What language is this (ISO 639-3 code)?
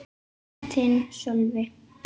isl